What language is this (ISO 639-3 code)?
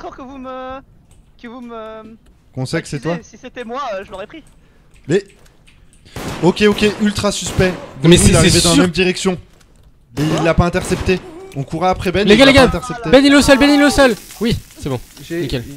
fra